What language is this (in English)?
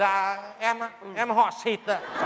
Vietnamese